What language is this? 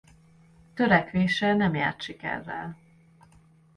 Hungarian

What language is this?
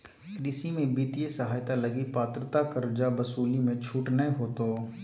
Magahi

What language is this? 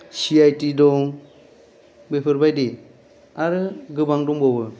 Bodo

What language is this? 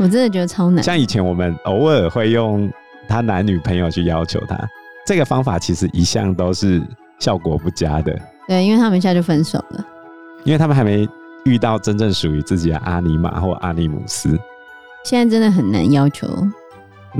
Chinese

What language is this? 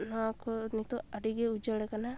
Santali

